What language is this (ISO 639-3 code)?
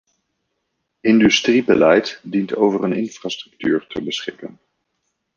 nld